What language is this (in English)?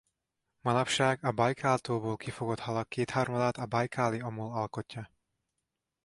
Hungarian